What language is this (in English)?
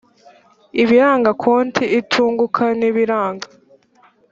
Kinyarwanda